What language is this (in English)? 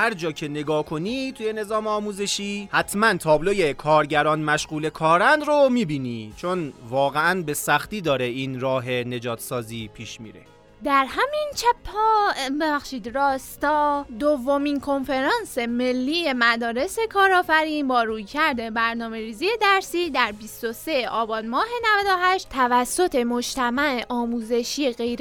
Persian